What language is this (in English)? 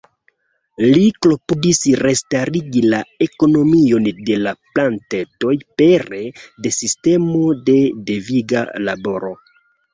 Esperanto